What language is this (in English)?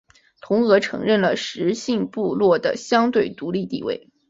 Chinese